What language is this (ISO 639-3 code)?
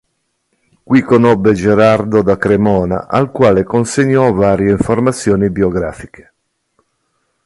ita